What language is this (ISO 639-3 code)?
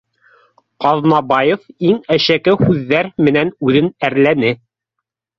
bak